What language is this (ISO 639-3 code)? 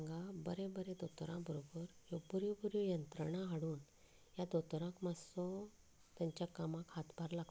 kok